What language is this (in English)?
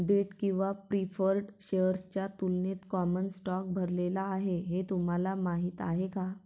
Marathi